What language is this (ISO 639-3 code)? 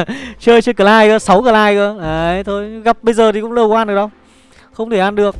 vie